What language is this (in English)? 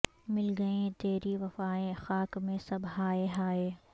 Urdu